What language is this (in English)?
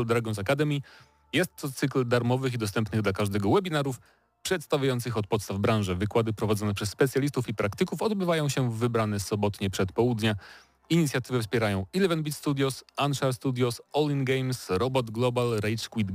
Polish